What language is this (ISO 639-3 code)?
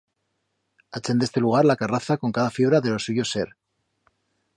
arg